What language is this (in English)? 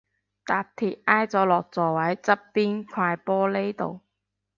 Cantonese